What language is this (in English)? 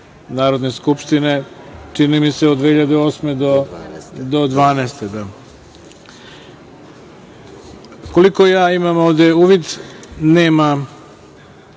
Serbian